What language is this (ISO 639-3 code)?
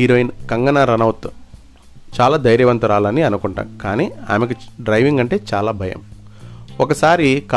tel